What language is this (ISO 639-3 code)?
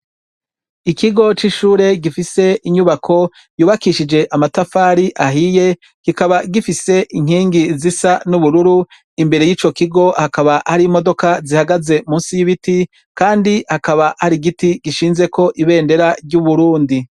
run